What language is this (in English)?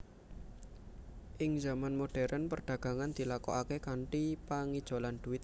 Javanese